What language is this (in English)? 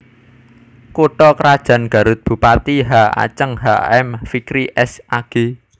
Javanese